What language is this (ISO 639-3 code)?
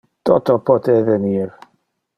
ina